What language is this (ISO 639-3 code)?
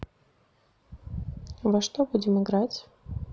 rus